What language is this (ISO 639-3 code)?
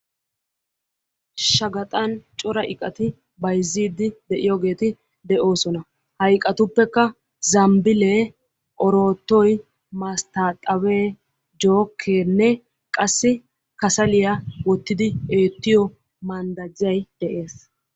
wal